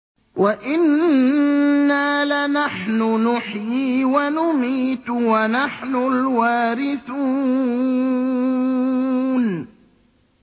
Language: Arabic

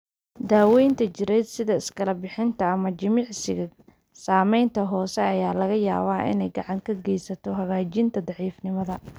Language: Somali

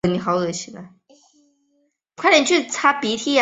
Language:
Chinese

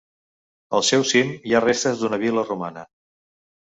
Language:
Catalan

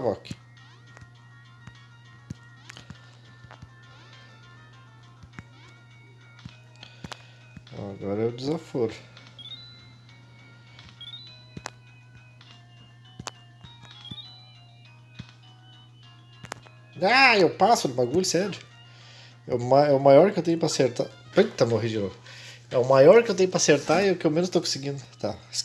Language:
Portuguese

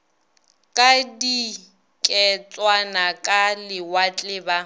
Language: Northern Sotho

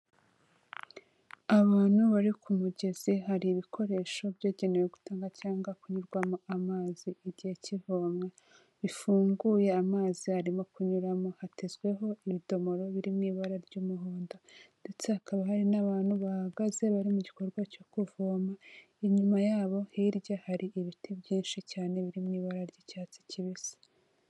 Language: Kinyarwanda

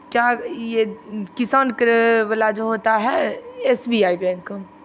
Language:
Hindi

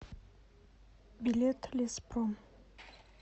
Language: Russian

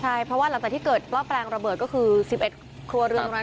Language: Thai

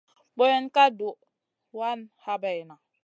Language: Masana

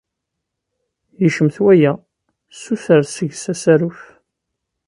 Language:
Kabyle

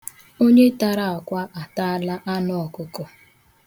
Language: Igbo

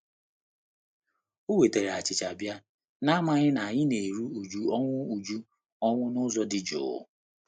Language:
Igbo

